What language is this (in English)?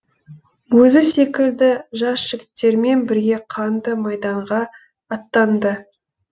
Kazakh